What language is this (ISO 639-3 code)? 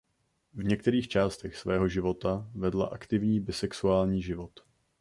ces